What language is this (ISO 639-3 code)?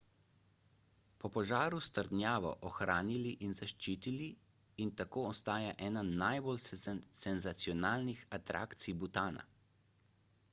slv